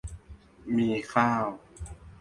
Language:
Thai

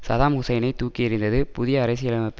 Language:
Tamil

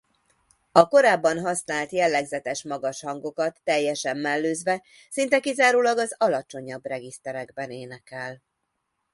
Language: Hungarian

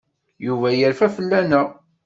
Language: Kabyle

